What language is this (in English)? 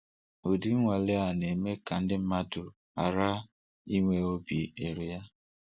Igbo